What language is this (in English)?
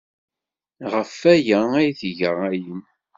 Kabyle